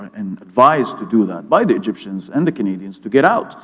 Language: English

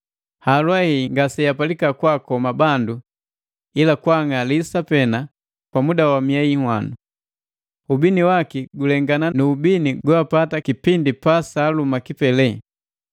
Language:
Matengo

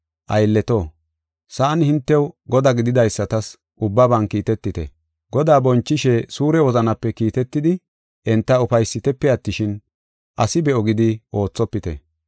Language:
Gofa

